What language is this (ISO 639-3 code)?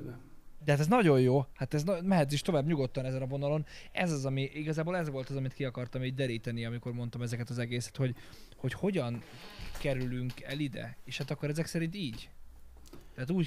hun